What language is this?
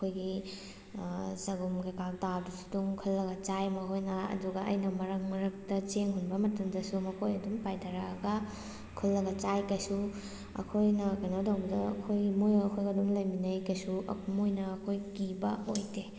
Manipuri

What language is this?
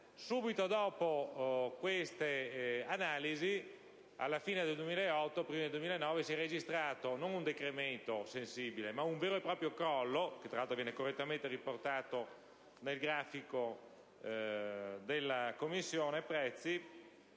Italian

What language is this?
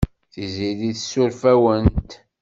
Kabyle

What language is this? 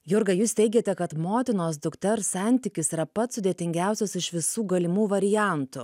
Lithuanian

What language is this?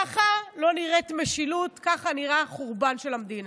Hebrew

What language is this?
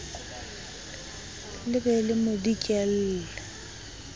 Southern Sotho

